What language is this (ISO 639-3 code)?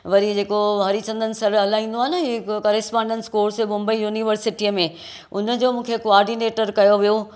snd